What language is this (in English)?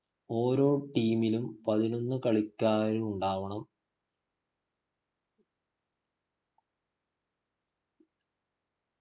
Malayalam